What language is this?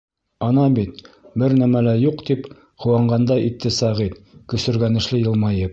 Bashkir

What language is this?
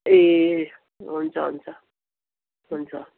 Nepali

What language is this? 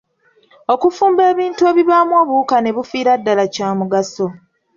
Ganda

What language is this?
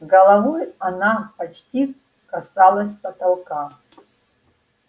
Russian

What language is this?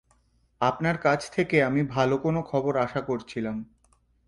Bangla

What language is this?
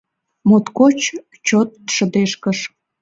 Mari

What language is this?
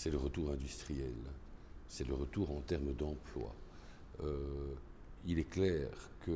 French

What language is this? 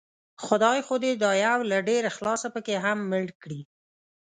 Pashto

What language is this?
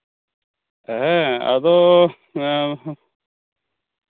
Santali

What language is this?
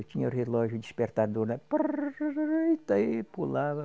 Portuguese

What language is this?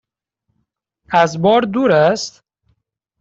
Persian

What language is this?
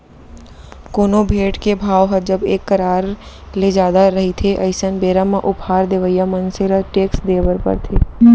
Chhattisgarhi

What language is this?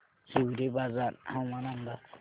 Marathi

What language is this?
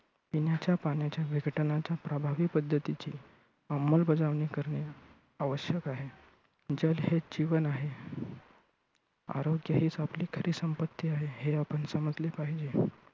Marathi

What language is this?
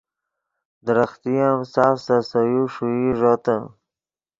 Yidgha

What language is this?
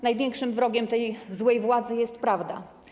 Polish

